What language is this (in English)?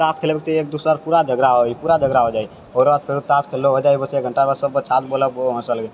Maithili